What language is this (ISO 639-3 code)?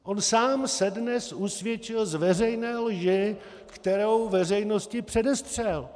ces